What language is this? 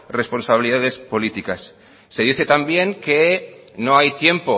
Spanish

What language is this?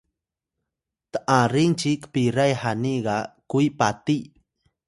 Atayal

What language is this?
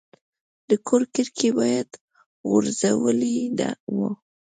Pashto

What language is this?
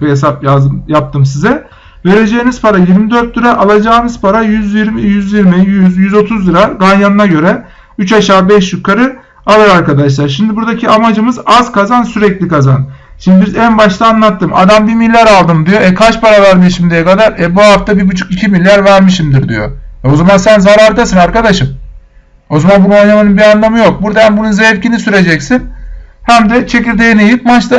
Turkish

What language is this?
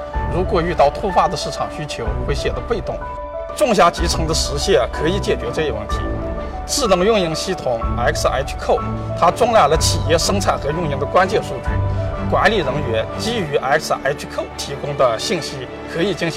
Chinese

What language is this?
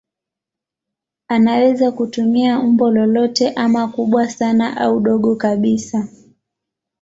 Swahili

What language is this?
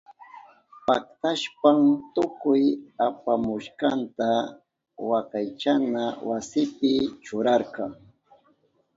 Southern Pastaza Quechua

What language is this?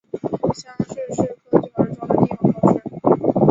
Chinese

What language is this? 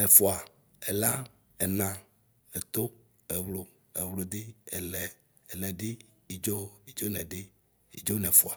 Ikposo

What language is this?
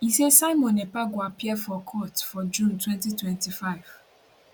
Nigerian Pidgin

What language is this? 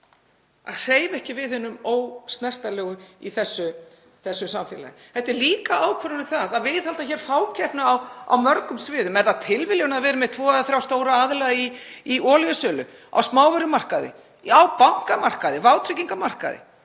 Icelandic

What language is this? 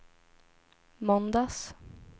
Swedish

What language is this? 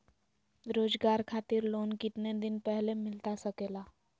Magahi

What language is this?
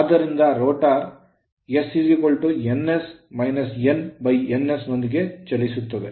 Kannada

